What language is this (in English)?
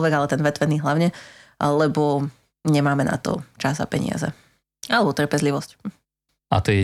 Slovak